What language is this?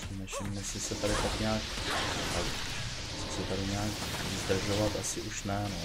Czech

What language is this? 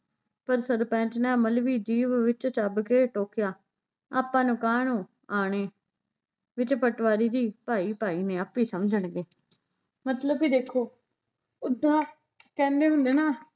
Punjabi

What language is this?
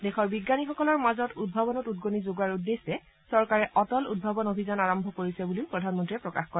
Assamese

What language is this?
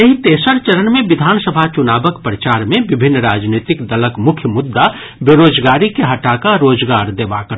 Maithili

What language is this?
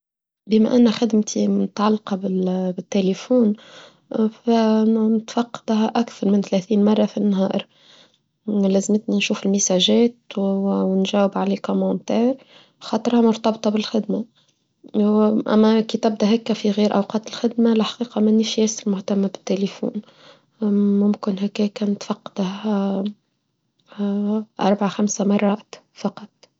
Tunisian Arabic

